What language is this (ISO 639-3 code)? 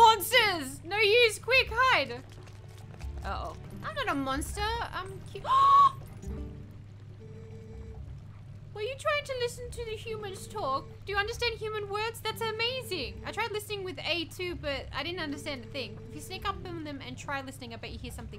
eng